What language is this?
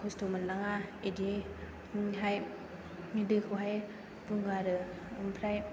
Bodo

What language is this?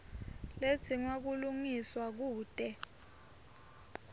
Swati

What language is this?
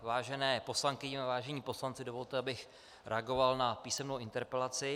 Czech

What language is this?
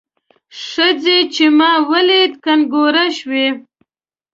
Pashto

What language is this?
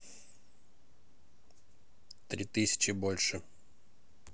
Russian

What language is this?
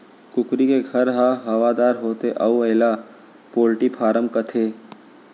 Chhattisgarhi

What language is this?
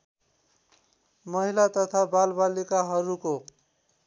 Nepali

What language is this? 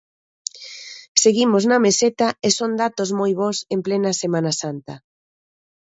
Galician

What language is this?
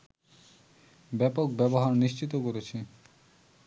Bangla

